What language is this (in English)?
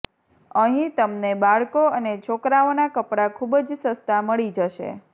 Gujarati